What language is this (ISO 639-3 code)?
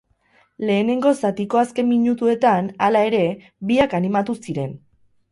eus